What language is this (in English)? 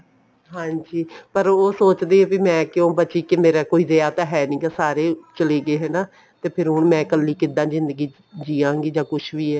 Punjabi